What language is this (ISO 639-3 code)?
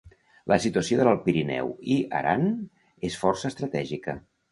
cat